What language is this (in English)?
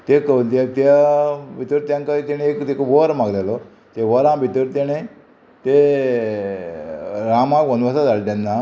Konkani